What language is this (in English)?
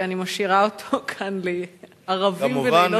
Hebrew